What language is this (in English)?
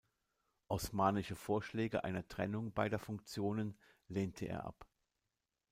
German